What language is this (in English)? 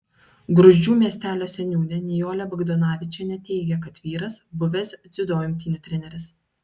Lithuanian